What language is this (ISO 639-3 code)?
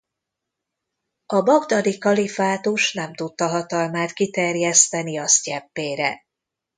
hun